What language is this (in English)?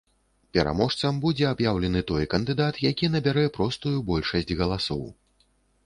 Belarusian